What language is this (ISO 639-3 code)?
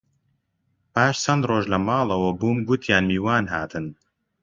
ckb